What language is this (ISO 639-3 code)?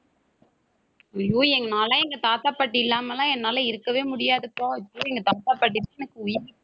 tam